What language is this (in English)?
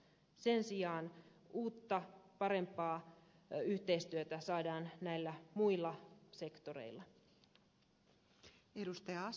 Finnish